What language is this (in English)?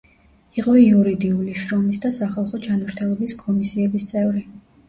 Georgian